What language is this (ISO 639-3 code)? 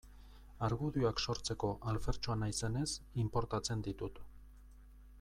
eus